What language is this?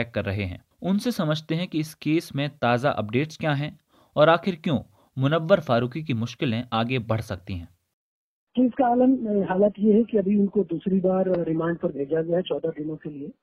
Hindi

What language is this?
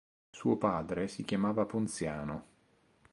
Italian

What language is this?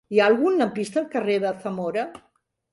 Catalan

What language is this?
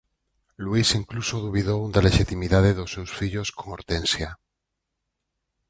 Galician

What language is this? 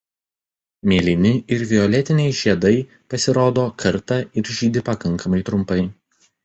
Lithuanian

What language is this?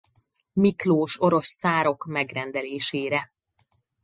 Hungarian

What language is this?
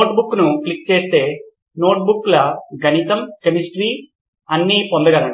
Telugu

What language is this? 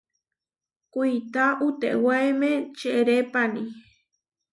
Huarijio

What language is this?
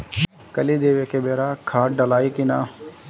Bhojpuri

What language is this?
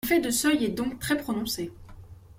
French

